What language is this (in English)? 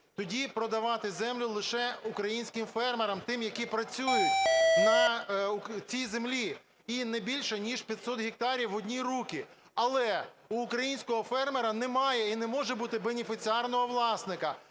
Ukrainian